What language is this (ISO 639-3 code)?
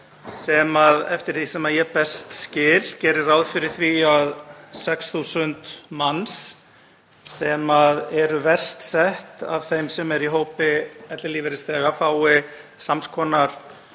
isl